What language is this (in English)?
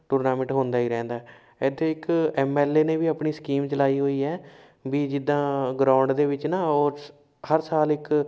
Punjabi